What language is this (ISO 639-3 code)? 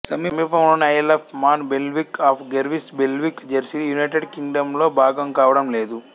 tel